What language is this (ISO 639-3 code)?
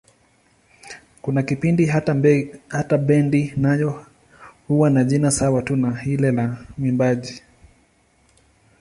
swa